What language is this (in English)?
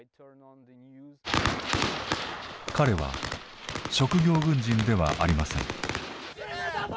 Japanese